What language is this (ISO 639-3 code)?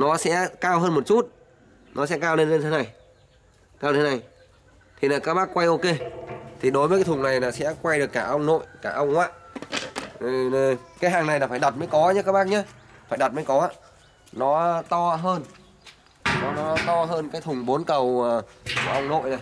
vie